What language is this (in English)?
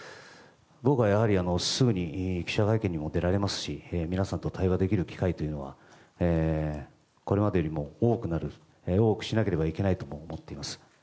Japanese